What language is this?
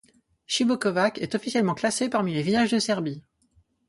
French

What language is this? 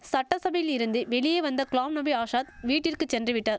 Tamil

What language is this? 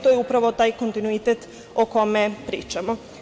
Serbian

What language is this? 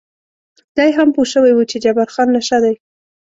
Pashto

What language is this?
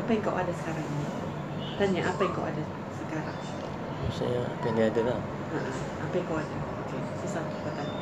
Malay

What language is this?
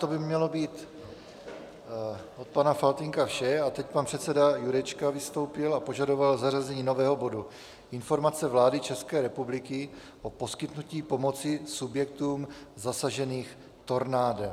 Czech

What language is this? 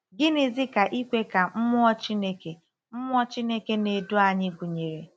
Igbo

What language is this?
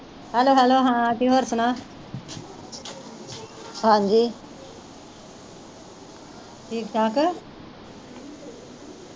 Punjabi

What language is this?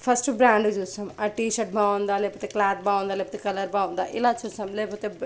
Telugu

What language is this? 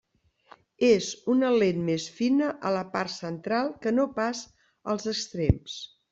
Catalan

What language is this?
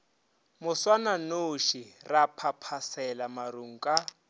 Northern Sotho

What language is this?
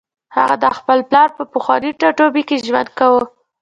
Pashto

